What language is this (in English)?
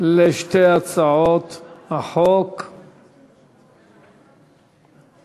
Hebrew